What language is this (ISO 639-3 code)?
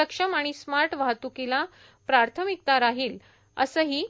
mar